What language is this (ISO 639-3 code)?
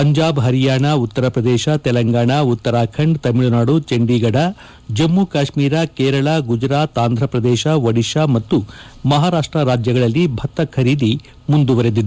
kan